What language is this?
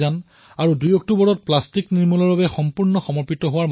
Assamese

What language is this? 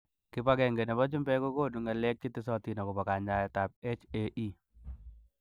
Kalenjin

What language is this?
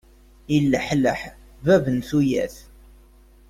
Kabyle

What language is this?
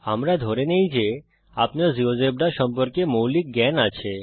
Bangla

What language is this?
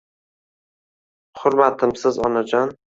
Uzbek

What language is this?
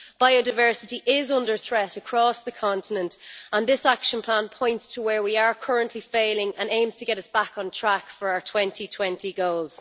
English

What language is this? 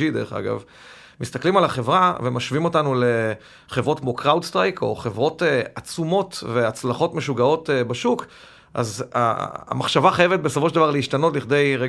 Hebrew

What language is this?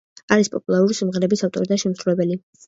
Georgian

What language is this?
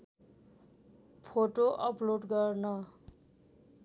Nepali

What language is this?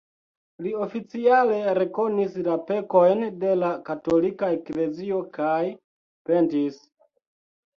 Esperanto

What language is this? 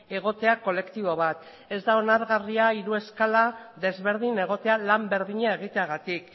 Basque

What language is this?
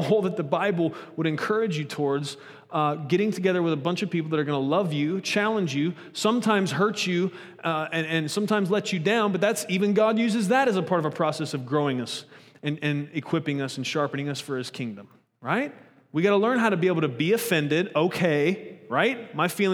English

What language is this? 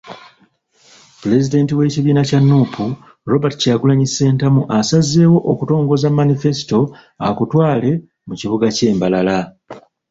Ganda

